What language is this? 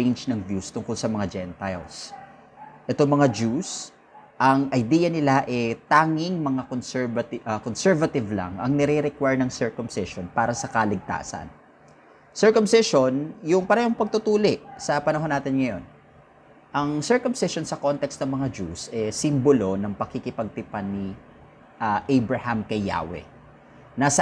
Filipino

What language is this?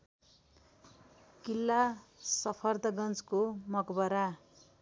Nepali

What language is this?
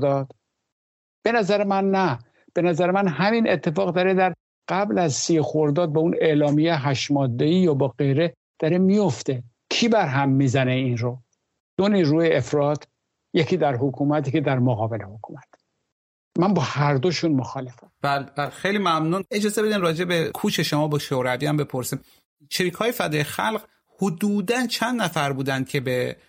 Persian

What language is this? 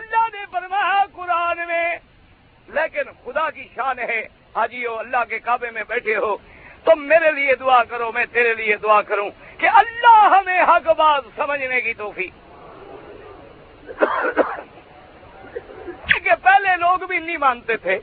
Urdu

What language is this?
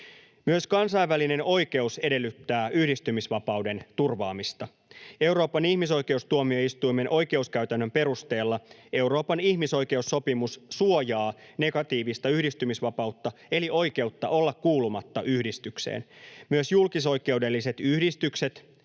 Finnish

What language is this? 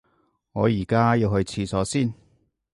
Cantonese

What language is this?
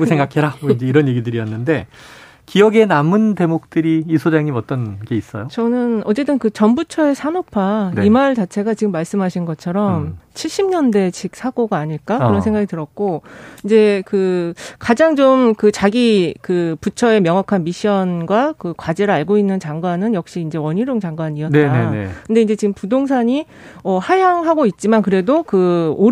Korean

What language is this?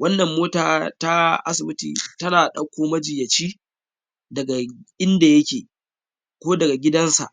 Hausa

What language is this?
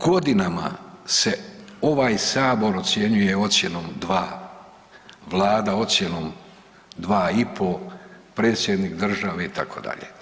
Croatian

